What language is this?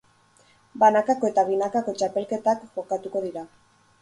Basque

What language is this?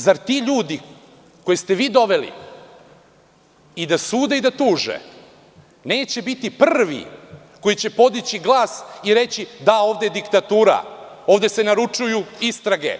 Serbian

